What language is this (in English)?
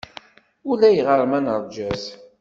Kabyle